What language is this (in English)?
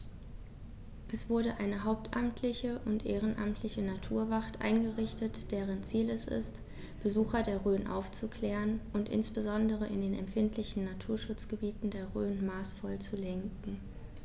German